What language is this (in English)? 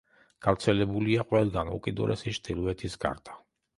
Georgian